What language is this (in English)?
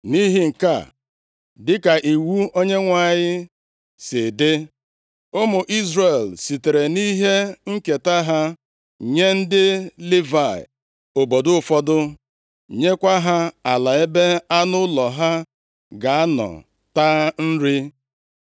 Igbo